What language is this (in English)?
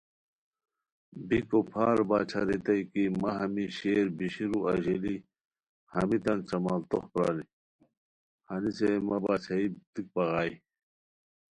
Khowar